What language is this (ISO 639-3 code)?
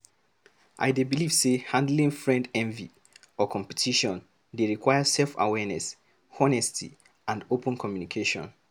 pcm